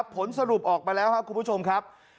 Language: Thai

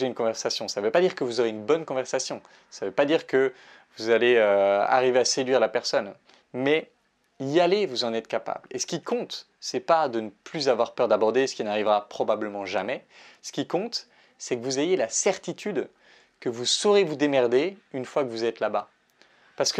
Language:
French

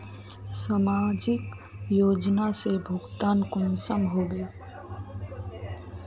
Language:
Magahi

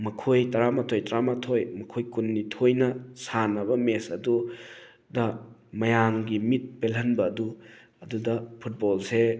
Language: Manipuri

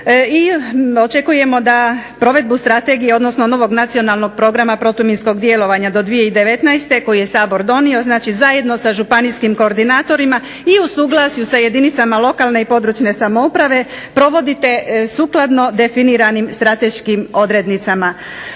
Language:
Croatian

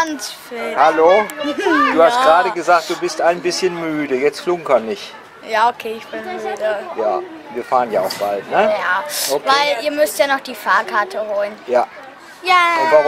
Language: German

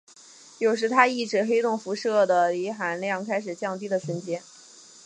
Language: Chinese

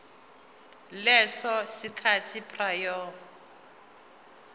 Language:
Zulu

